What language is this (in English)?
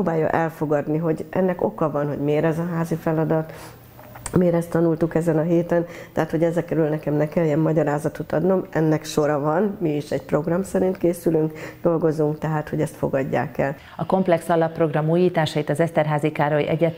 Hungarian